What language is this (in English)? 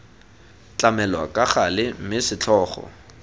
Tswana